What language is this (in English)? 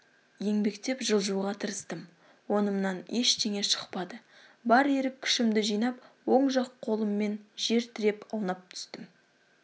Kazakh